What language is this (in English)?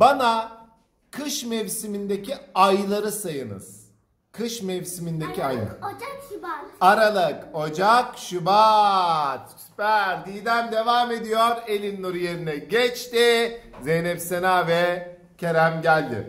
Turkish